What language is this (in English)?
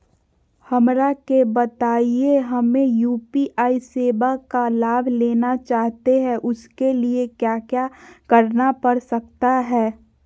Magahi